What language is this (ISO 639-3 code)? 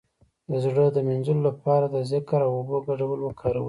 pus